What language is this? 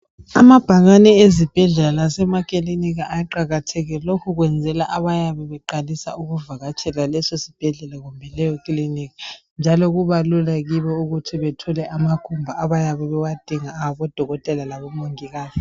North Ndebele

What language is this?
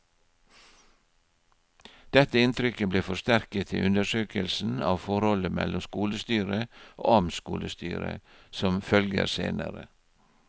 Norwegian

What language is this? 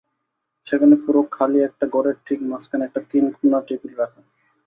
Bangla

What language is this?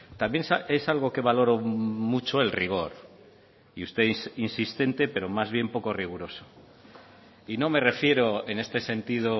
Spanish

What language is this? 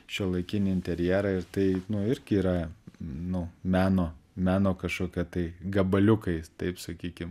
Lithuanian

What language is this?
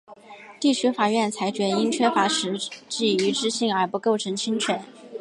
Chinese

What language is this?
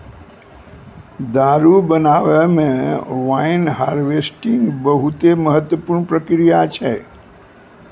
Maithili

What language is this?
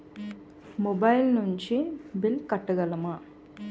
Telugu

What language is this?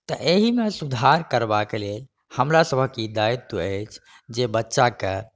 Maithili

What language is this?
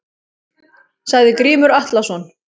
Icelandic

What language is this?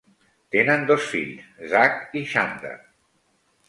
Catalan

